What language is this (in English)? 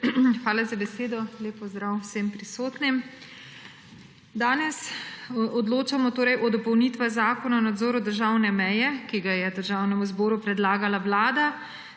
Slovenian